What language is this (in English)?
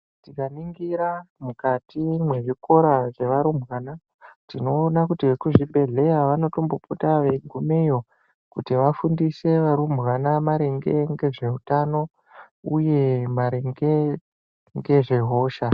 Ndau